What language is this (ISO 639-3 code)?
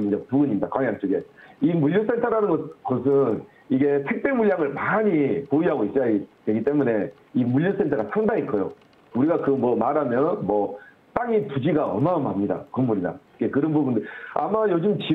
kor